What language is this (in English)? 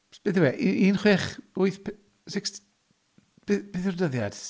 Welsh